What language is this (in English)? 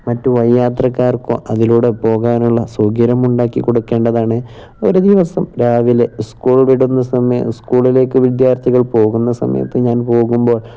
Malayalam